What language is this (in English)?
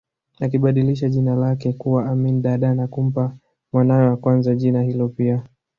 Swahili